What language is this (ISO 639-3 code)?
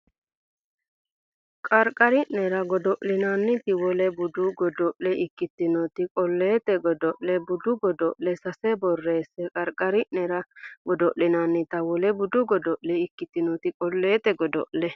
sid